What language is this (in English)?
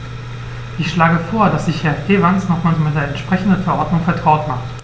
German